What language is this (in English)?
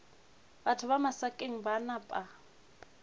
Northern Sotho